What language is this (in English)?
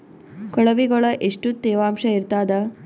Kannada